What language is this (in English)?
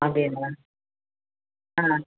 Tamil